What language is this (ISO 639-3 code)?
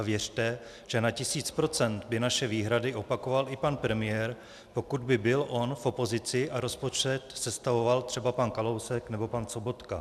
ces